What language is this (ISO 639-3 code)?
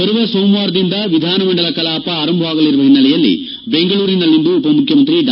kan